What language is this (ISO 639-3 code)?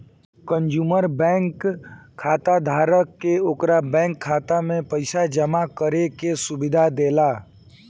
bho